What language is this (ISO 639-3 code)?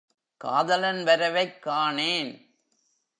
tam